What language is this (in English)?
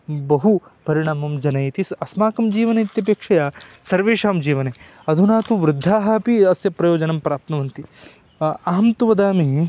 Sanskrit